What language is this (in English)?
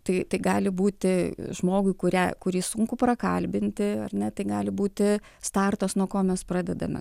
Lithuanian